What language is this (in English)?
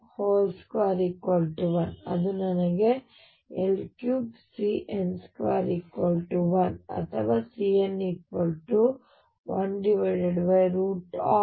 Kannada